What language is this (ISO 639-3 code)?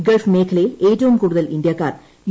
mal